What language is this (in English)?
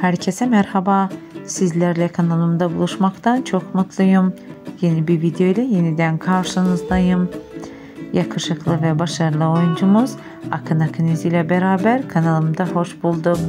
Turkish